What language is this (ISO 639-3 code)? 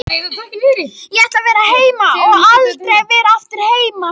isl